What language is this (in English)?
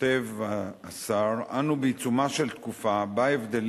Hebrew